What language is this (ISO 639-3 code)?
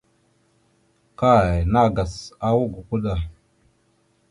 mxu